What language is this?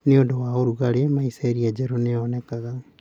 Kikuyu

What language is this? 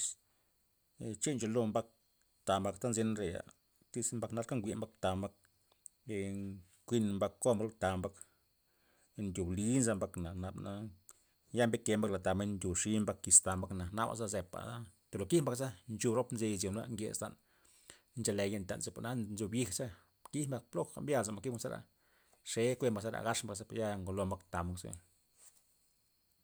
Loxicha Zapotec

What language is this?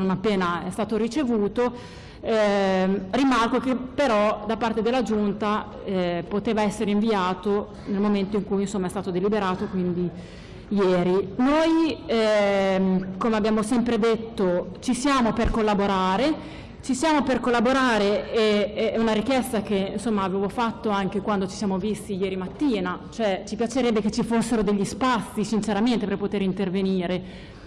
Italian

